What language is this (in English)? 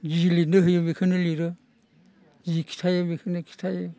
Bodo